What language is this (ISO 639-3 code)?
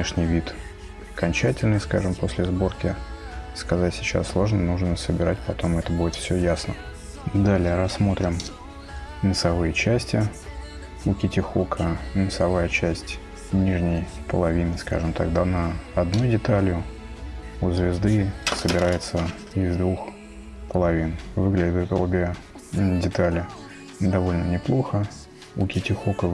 rus